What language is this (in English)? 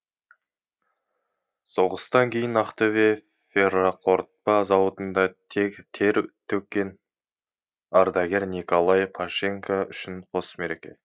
Kazakh